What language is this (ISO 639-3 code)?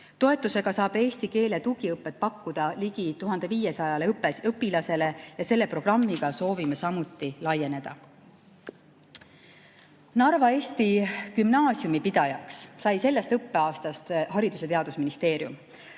est